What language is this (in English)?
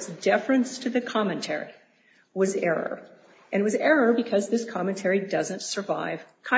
English